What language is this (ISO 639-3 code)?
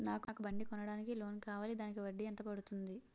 tel